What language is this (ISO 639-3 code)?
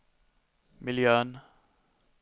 swe